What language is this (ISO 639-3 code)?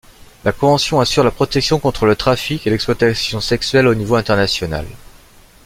fra